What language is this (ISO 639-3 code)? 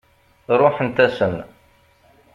kab